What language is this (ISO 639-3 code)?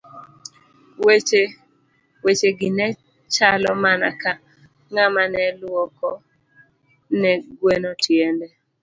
luo